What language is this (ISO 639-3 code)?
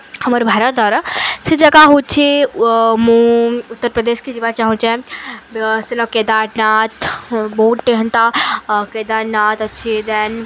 ori